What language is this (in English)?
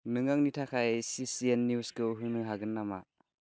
Bodo